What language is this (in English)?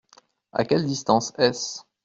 French